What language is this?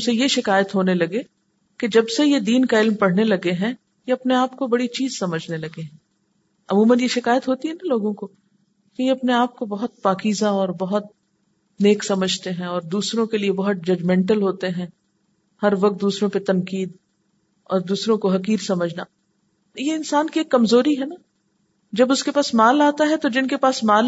Urdu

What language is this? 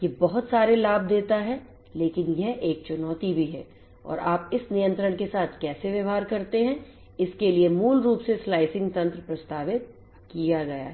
Hindi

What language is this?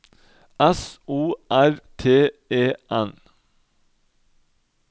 Norwegian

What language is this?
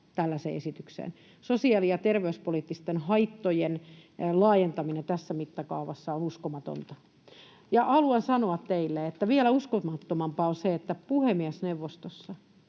Finnish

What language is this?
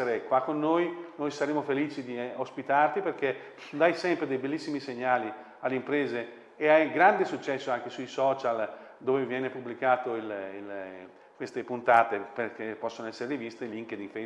Italian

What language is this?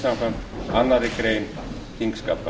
Icelandic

